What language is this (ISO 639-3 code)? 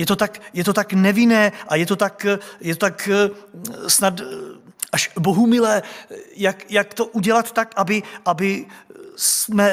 ces